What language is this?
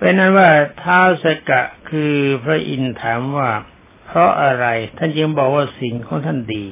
Thai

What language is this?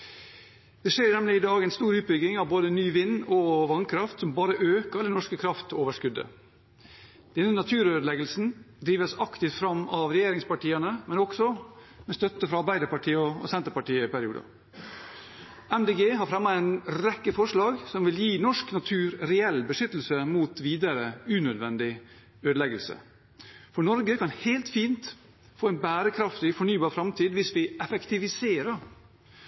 Norwegian Bokmål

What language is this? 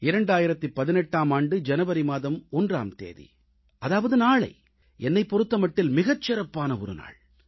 Tamil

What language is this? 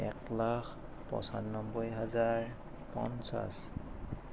Assamese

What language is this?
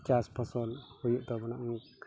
Santali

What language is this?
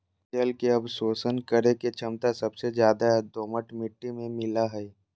Magahi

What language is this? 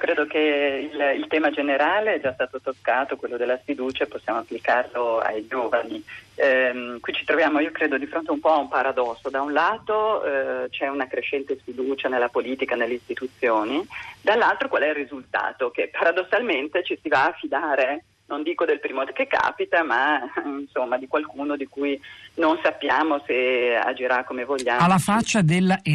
Italian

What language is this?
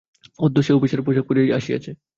Bangla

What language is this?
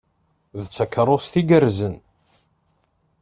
Kabyle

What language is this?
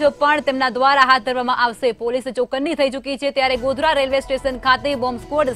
Hindi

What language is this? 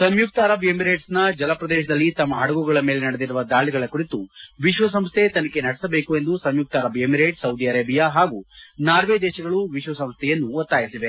Kannada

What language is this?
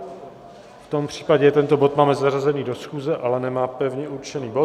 Czech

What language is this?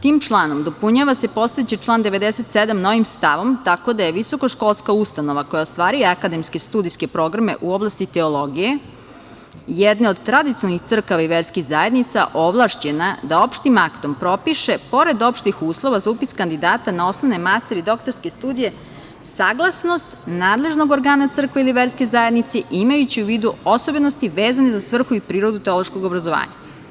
Serbian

